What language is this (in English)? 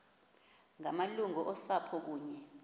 Xhosa